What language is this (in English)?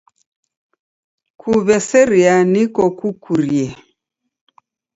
Taita